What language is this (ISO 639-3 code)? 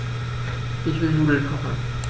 deu